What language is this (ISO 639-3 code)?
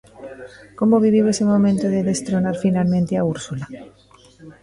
glg